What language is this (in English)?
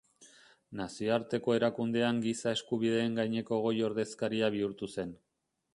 Basque